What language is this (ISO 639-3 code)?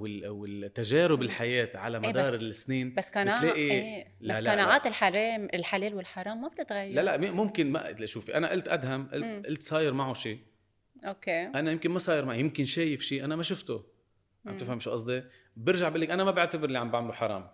ara